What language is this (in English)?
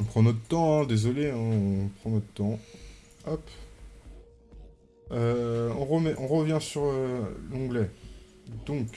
French